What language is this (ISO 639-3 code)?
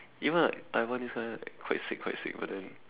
eng